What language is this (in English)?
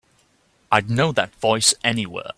English